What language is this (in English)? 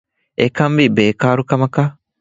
Divehi